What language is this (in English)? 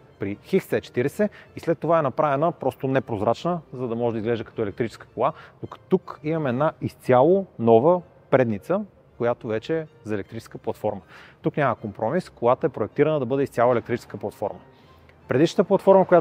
Bulgarian